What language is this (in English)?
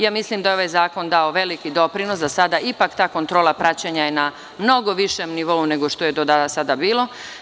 Serbian